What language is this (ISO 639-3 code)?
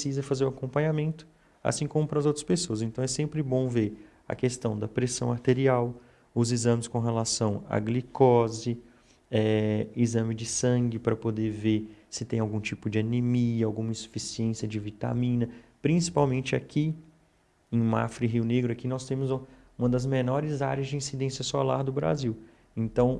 por